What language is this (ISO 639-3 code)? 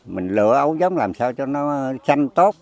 vie